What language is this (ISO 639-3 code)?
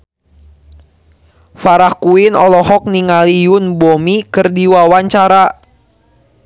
sun